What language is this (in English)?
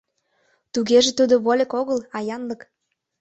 Mari